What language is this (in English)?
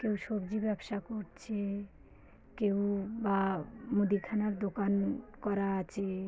Bangla